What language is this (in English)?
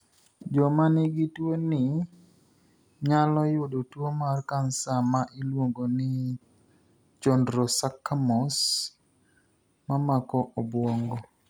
Luo (Kenya and Tanzania)